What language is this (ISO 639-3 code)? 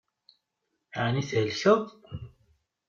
kab